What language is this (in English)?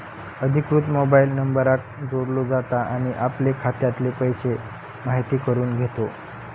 Marathi